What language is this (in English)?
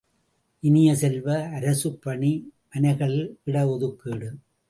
Tamil